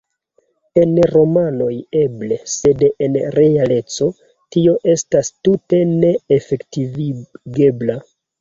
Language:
Esperanto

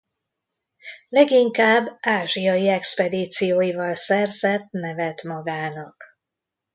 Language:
Hungarian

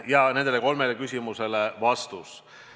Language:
Estonian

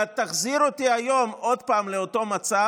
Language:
Hebrew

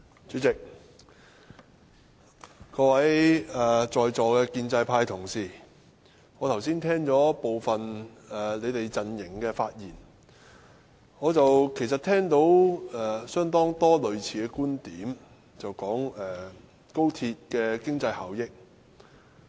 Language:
Cantonese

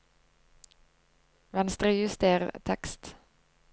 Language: Norwegian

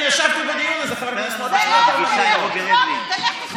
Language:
Hebrew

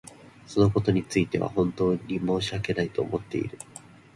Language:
Japanese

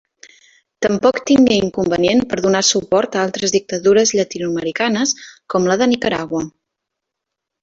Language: Catalan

